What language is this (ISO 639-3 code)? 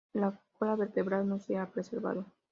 spa